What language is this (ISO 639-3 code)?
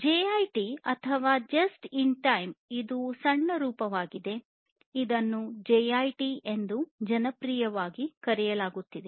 kan